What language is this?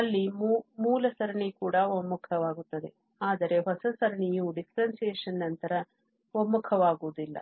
Kannada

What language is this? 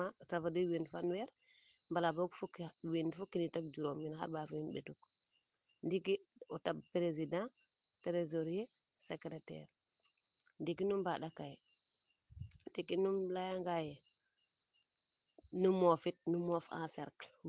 Serer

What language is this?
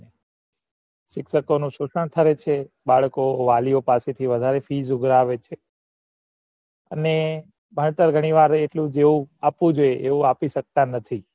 Gujarati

